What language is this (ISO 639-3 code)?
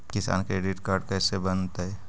mag